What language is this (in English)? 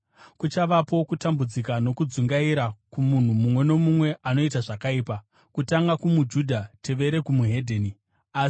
Shona